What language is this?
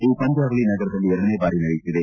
Kannada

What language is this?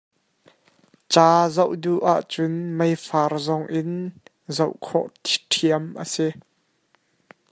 Hakha Chin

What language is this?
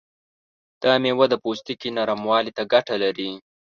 Pashto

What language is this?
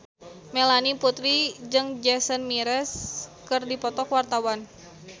Sundanese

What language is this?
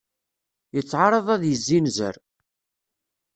Kabyle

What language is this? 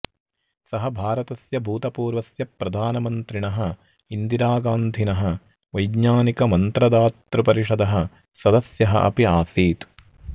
Sanskrit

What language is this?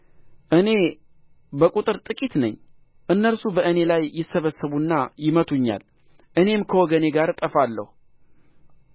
Amharic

